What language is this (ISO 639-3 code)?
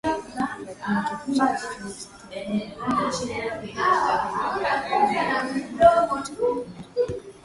swa